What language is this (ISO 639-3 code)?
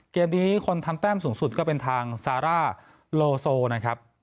tha